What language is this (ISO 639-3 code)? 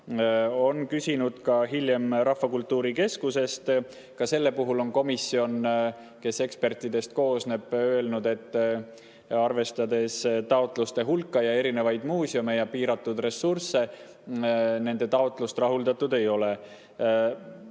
est